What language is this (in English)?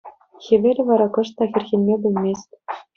Chuvash